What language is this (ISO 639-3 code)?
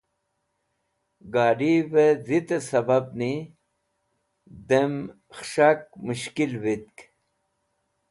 wbl